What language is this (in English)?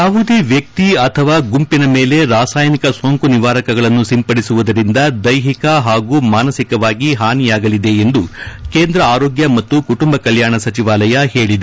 Kannada